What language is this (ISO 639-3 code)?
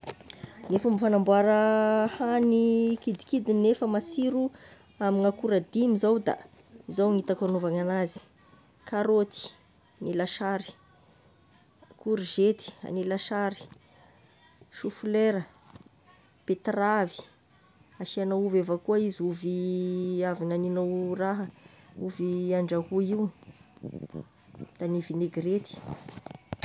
tkg